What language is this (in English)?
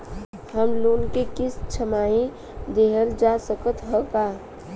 Bhojpuri